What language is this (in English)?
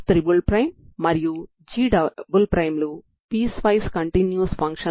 Telugu